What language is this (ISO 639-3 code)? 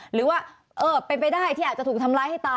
tha